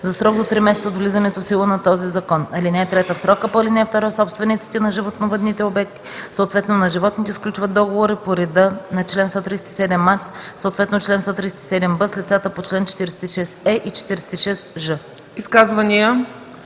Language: Bulgarian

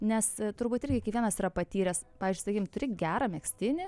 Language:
Lithuanian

